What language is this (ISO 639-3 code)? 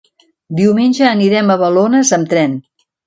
cat